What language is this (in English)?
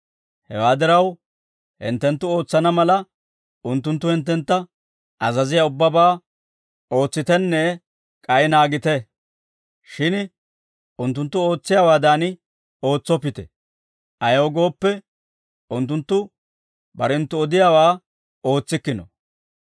Dawro